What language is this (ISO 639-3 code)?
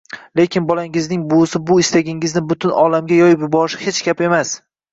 uzb